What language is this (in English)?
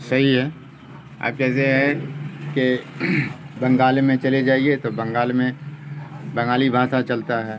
Urdu